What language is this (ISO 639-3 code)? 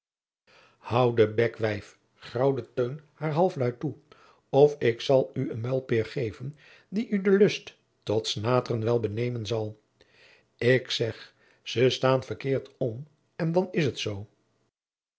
nld